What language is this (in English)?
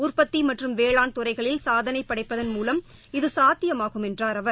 Tamil